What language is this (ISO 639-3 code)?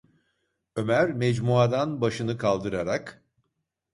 tur